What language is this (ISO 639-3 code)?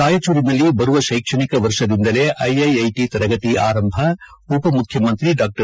kan